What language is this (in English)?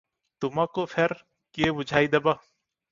Odia